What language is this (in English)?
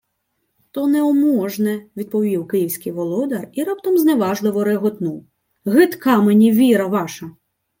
Ukrainian